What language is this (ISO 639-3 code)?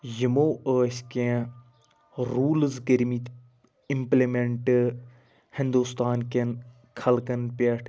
kas